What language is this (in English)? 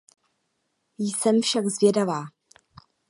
Czech